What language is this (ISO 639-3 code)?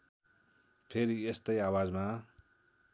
nep